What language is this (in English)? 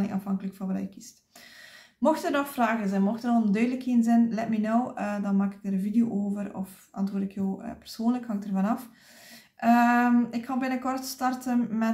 Dutch